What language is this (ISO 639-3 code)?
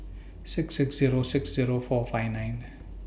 eng